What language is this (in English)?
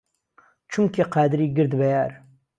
Central Kurdish